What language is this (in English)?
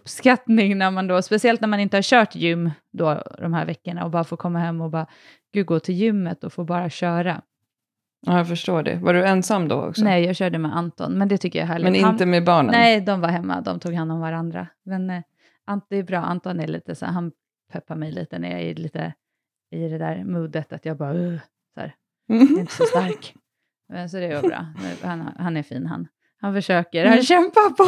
Swedish